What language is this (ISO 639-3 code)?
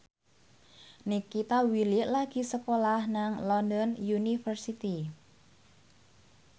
jav